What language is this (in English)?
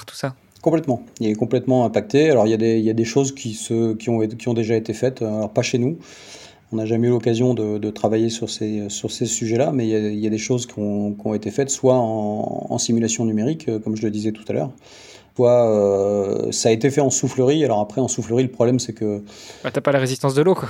French